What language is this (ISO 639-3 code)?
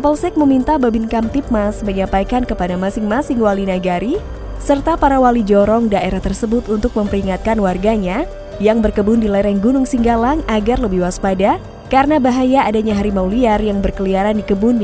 ind